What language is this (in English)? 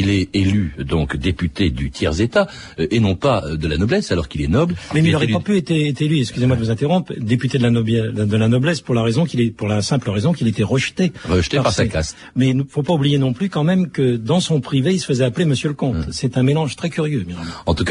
French